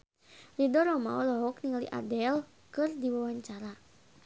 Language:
Sundanese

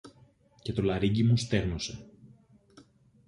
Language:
Greek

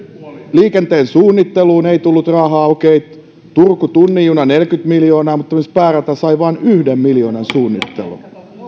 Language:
Finnish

